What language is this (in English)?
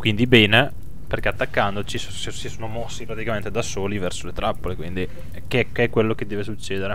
Italian